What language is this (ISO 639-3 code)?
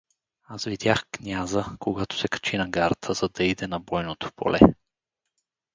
bul